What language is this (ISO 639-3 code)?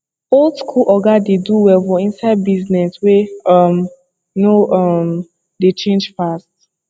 pcm